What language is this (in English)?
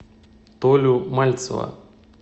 Russian